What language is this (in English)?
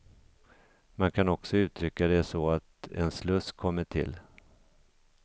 Swedish